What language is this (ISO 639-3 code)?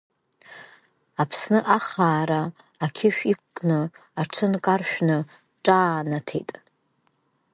abk